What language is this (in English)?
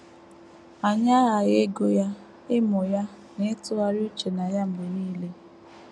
Igbo